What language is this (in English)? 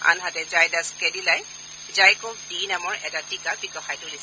Assamese